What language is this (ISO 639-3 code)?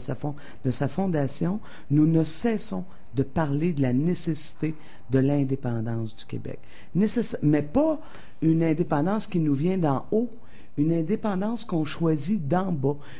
fra